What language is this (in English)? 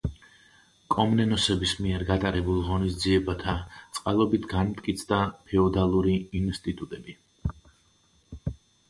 Georgian